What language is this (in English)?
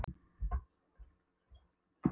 Icelandic